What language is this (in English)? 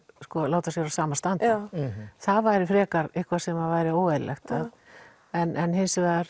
Icelandic